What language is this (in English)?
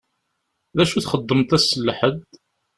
Kabyle